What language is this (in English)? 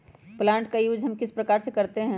Magahi